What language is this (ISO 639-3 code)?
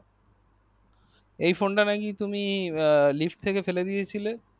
ben